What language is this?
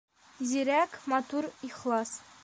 Bashkir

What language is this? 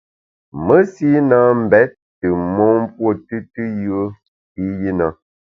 Bamun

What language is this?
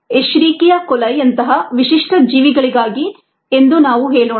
Kannada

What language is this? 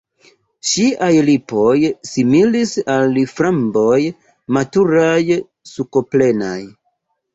Esperanto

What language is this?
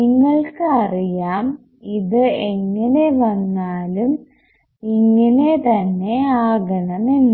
Malayalam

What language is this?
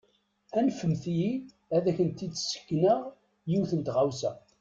Kabyle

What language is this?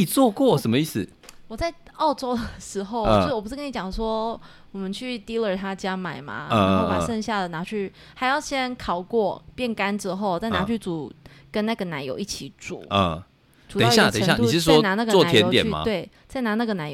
Chinese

